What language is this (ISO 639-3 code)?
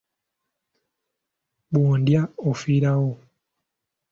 lug